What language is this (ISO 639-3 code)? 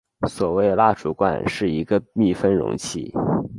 zho